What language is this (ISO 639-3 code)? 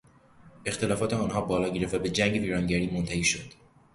fas